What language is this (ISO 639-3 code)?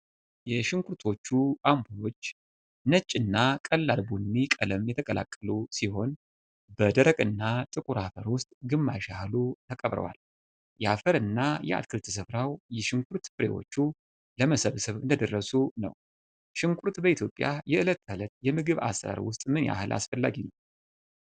amh